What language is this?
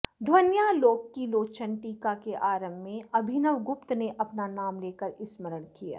Sanskrit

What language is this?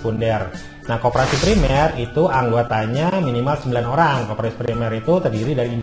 Indonesian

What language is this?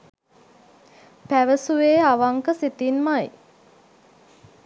Sinhala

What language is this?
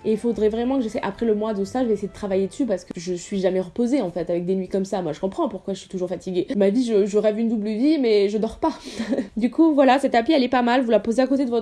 French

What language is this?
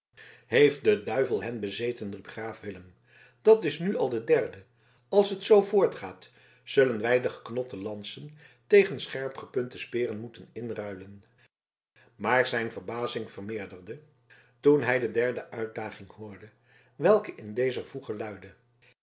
Dutch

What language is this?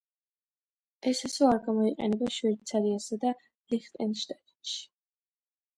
Georgian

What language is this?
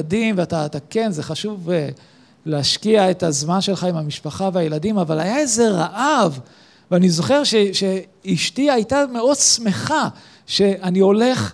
Hebrew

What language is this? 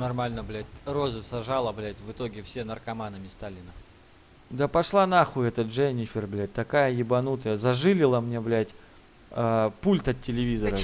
Russian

